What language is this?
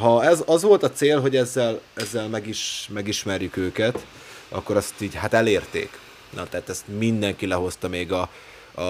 Hungarian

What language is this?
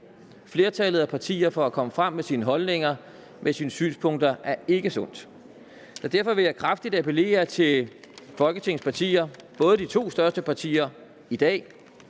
Danish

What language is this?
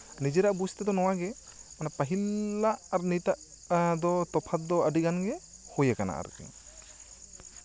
Santali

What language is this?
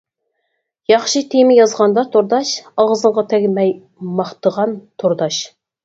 Uyghur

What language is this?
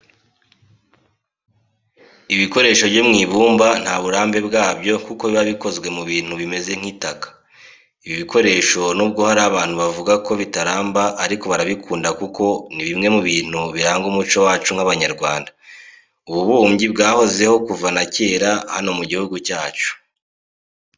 Kinyarwanda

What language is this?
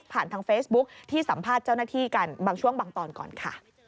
Thai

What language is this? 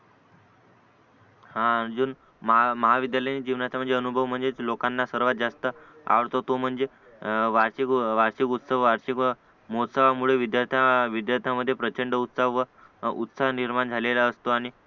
Marathi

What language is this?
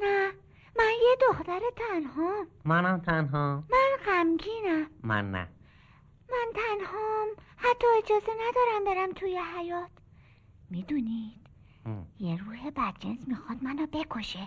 Persian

